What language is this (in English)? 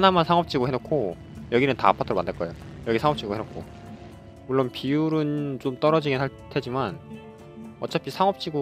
Korean